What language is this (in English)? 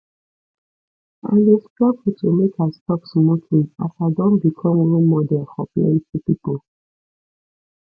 Nigerian Pidgin